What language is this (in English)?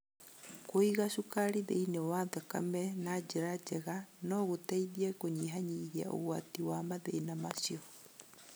Kikuyu